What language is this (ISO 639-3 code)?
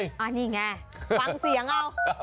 tha